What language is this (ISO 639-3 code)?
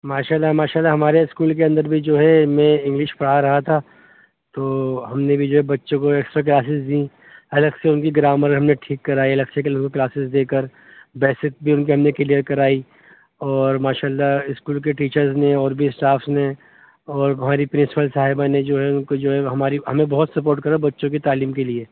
urd